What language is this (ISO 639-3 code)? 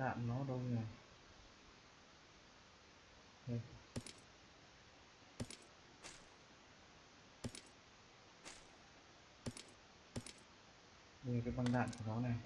vie